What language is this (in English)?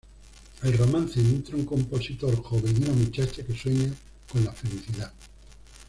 Spanish